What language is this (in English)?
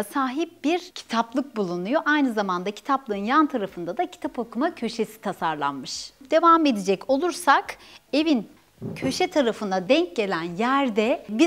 Turkish